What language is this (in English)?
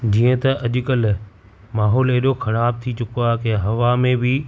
Sindhi